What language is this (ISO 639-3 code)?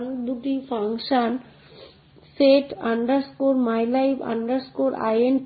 ben